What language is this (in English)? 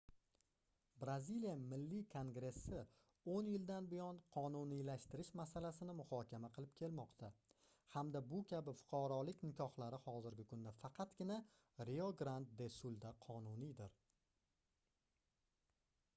Uzbek